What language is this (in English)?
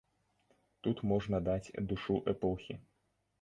Belarusian